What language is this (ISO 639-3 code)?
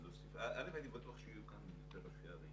heb